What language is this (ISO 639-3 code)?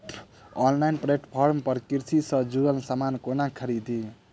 mai